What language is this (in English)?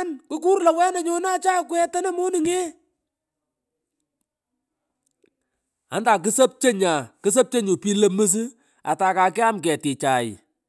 Pökoot